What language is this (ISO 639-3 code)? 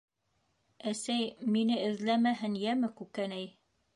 bak